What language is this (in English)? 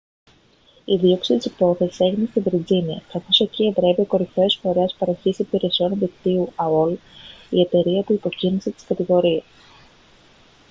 Greek